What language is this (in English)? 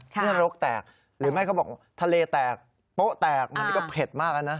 Thai